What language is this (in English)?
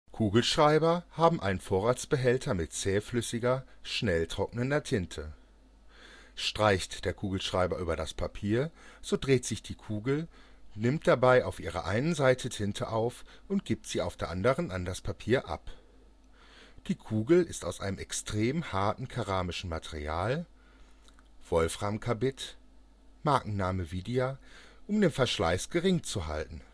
German